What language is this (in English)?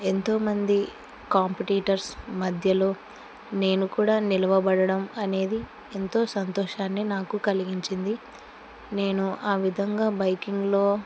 Telugu